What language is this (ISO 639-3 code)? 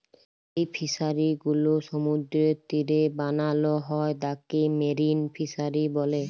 ben